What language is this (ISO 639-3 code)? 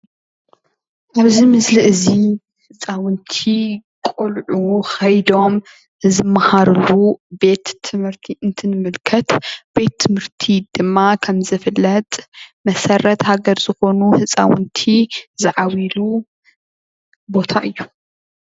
tir